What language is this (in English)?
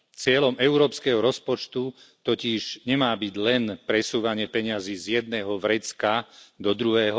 Slovak